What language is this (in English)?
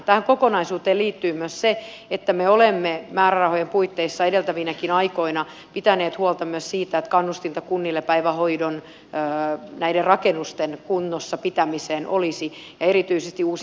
Finnish